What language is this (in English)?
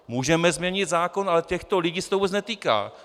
Czech